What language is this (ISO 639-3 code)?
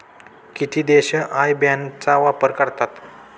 mar